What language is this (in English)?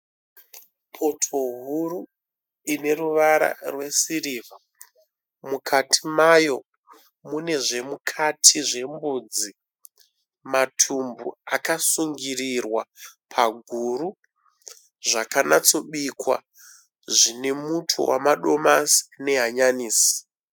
Shona